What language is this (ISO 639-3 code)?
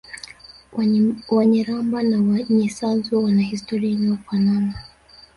swa